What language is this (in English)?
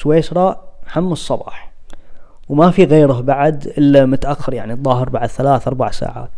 Arabic